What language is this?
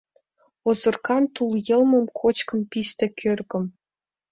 Mari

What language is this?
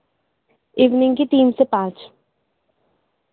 Urdu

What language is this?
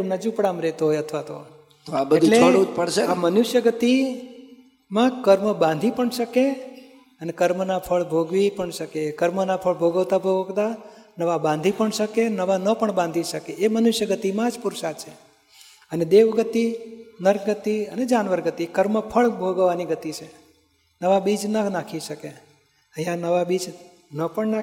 Gujarati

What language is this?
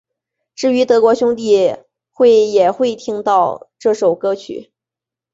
Chinese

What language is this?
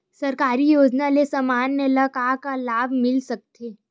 Chhattisgarhi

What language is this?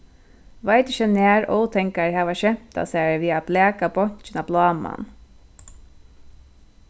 Faroese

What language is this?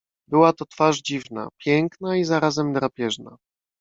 Polish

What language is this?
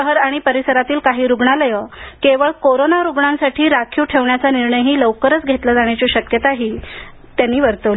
Marathi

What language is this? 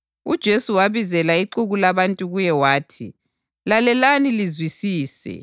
North Ndebele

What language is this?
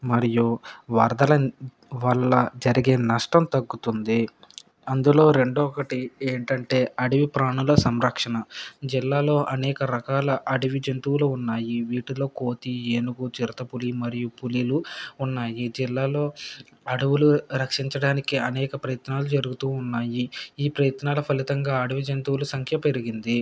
Telugu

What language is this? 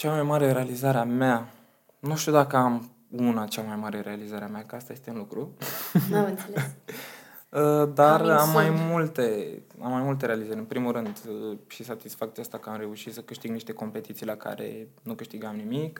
Romanian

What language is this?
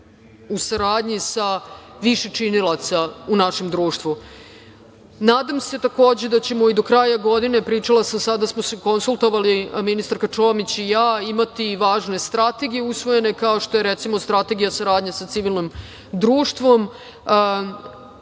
Serbian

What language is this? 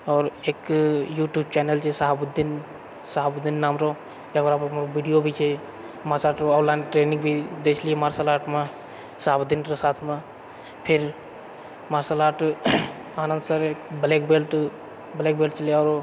Maithili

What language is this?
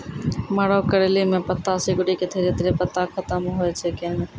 Maithili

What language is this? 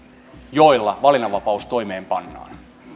Finnish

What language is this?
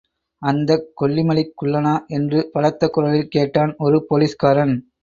Tamil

